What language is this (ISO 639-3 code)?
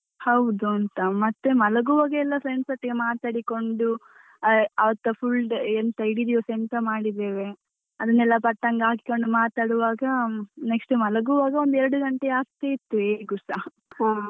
kan